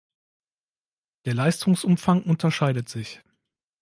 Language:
German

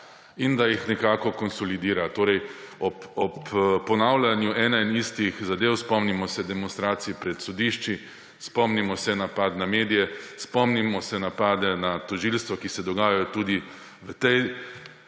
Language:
Slovenian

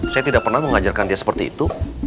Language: Indonesian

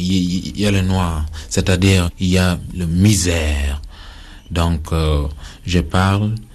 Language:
French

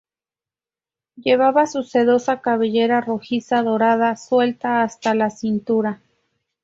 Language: Spanish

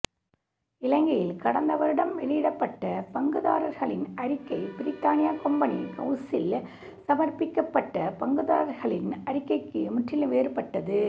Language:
Tamil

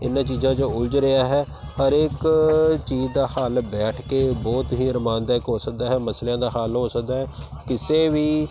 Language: Punjabi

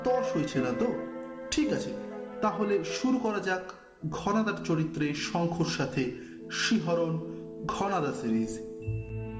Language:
Bangla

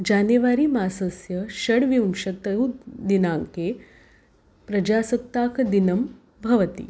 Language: Sanskrit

